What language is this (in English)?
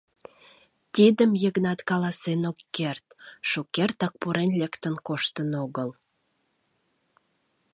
Mari